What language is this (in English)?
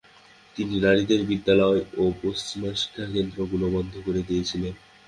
Bangla